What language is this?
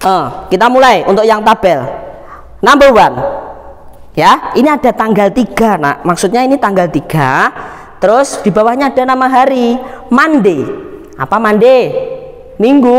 Indonesian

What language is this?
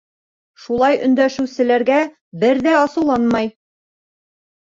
Bashkir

